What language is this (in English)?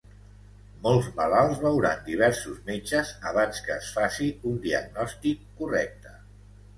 Catalan